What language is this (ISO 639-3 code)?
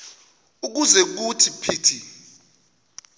xho